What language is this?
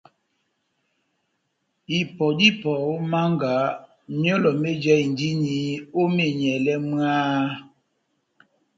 Batanga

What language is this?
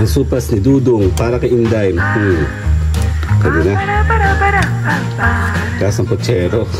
Filipino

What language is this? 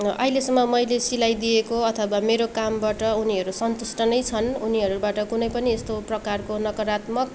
Nepali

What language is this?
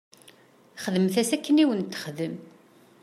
Kabyle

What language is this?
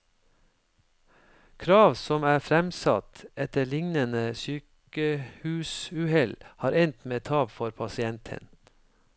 Norwegian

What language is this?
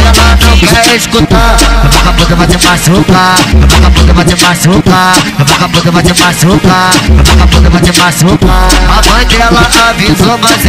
Portuguese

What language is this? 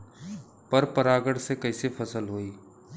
Bhojpuri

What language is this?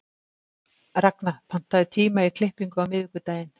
Icelandic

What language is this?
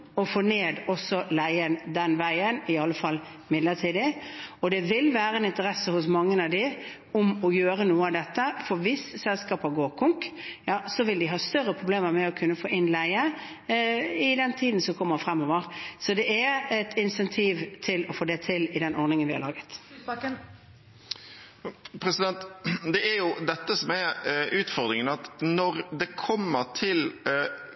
Norwegian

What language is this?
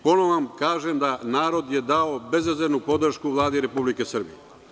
Serbian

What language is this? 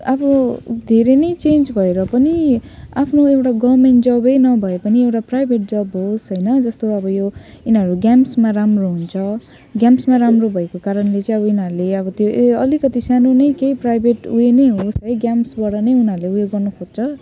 Nepali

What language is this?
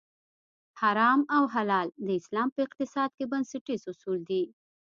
Pashto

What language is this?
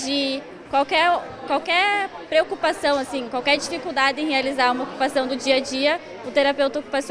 Portuguese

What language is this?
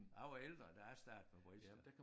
Danish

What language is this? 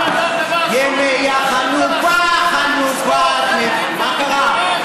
Hebrew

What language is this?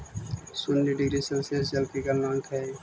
Magahi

